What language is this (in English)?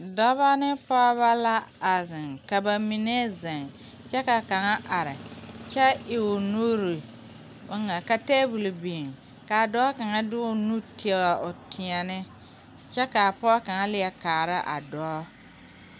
Southern Dagaare